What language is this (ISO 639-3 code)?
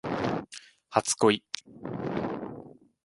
jpn